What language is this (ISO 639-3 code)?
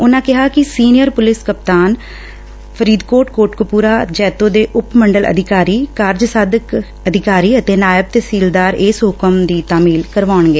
pan